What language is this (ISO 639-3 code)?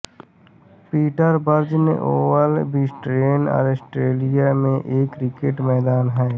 hin